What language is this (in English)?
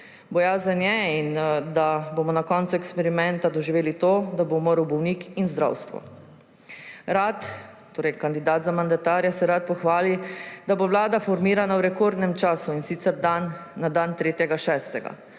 Slovenian